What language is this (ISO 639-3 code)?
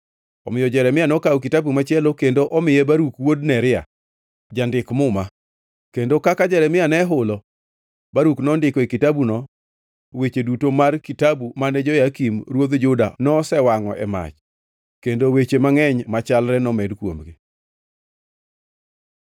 luo